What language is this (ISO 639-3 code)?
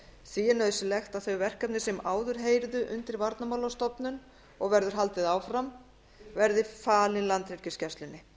isl